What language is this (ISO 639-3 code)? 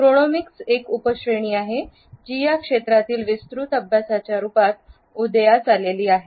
mar